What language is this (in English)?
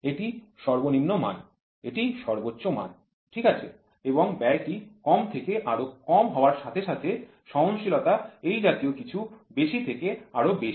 Bangla